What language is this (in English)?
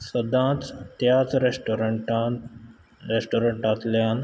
Konkani